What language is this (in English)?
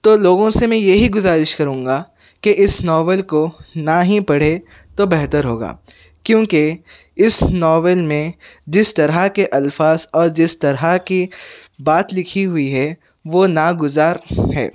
Urdu